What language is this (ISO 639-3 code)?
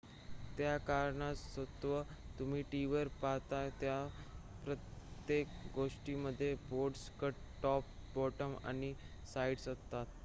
mar